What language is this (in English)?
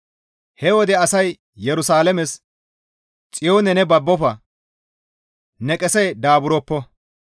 Gamo